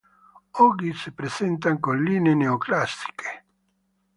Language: Italian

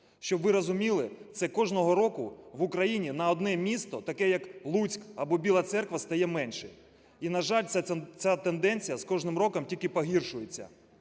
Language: Ukrainian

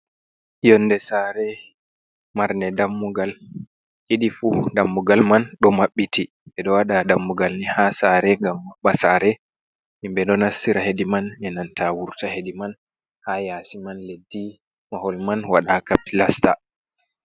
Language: Fula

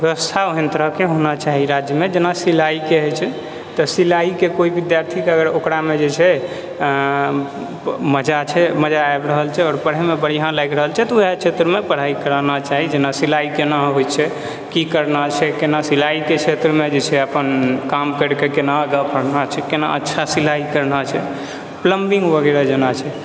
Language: Maithili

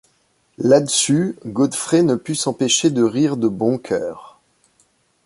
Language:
French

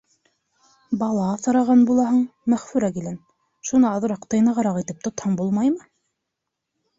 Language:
Bashkir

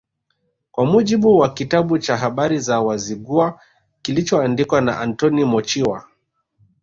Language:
Swahili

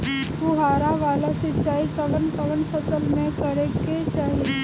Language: Bhojpuri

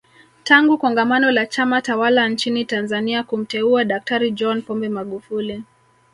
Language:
Swahili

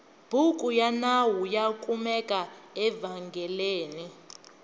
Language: Tsonga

